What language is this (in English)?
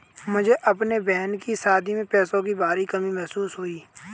Hindi